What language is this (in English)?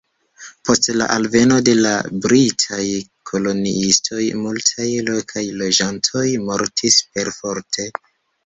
Esperanto